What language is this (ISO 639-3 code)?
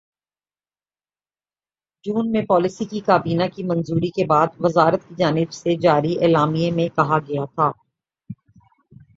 urd